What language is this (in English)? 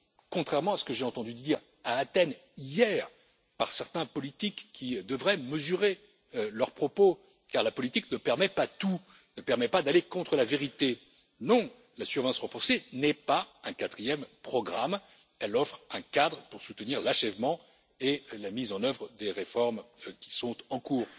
French